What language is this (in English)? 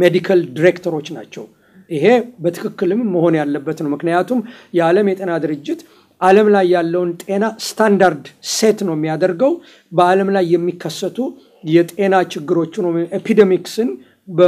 Arabic